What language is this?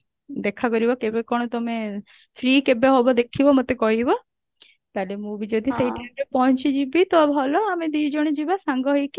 Odia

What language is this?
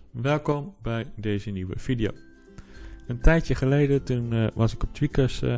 Dutch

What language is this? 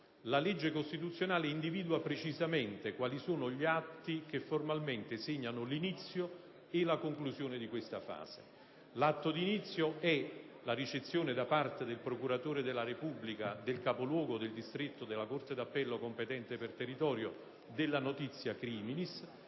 Italian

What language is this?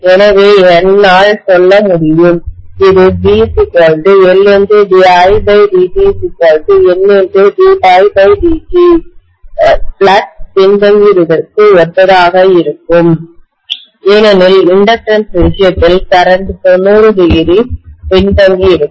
Tamil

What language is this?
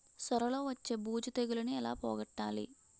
Telugu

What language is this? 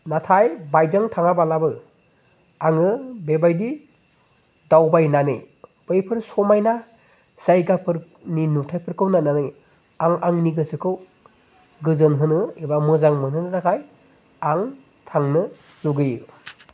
Bodo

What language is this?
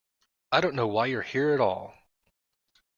English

